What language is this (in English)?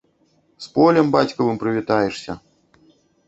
Belarusian